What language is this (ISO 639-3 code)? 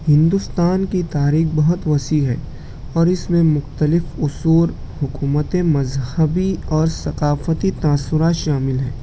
urd